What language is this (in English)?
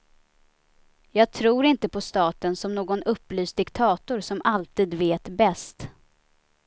Swedish